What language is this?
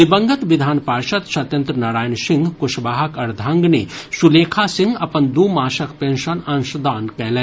Maithili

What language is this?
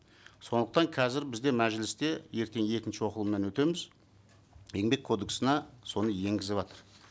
Kazakh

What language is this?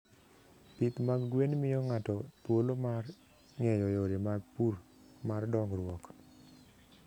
Luo (Kenya and Tanzania)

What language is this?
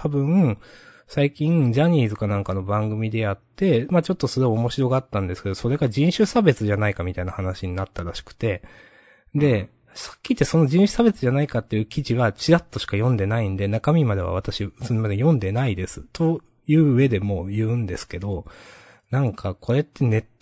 Japanese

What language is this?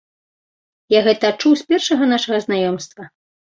Belarusian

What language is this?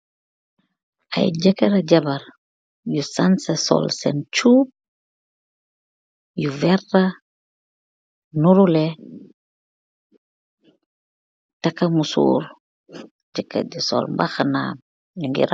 Wolof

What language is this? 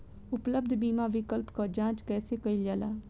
Bhojpuri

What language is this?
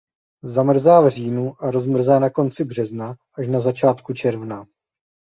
Czech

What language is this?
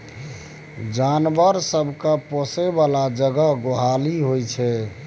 Maithili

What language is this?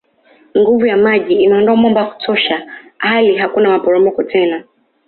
Swahili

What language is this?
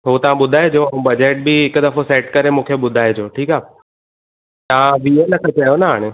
Sindhi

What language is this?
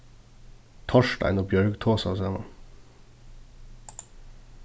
Faroese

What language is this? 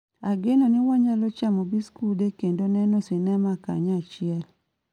Luo (Kenya and Tanzania)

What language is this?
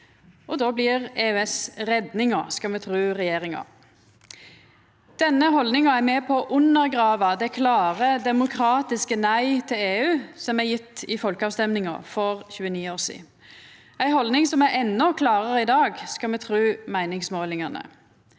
Norwegian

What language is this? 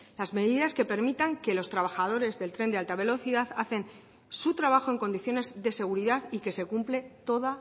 Spanish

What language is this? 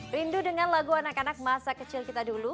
Indonesian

